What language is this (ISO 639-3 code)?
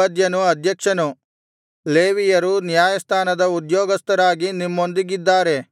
kan